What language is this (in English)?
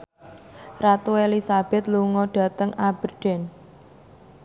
Javanese